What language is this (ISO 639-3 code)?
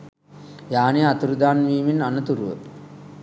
sin